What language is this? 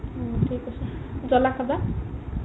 Assamese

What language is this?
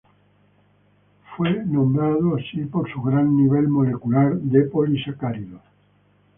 Spanish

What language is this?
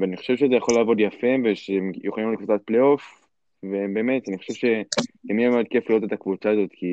Hebrew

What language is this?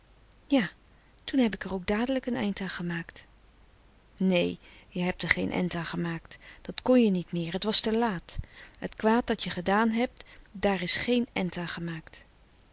Dutch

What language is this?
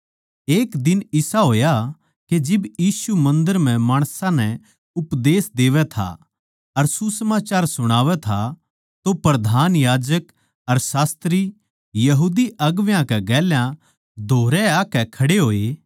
Haryanvi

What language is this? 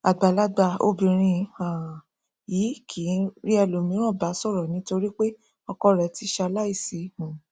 Yoruba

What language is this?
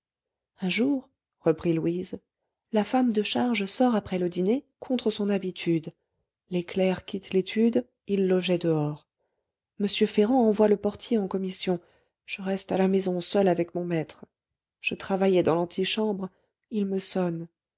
French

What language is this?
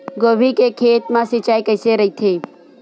Chhattisgarhi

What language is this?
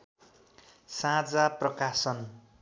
Nepali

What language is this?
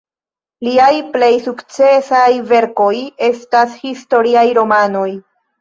Esperanto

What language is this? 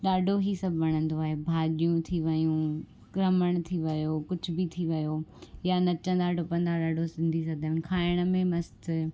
Sindhi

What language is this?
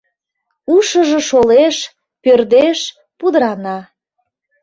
Mari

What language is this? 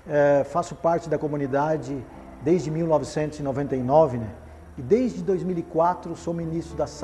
Portuguese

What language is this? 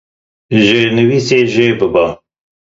Kurdish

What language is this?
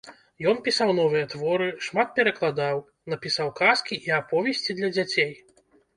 Belarusian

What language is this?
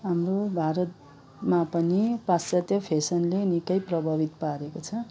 Nepali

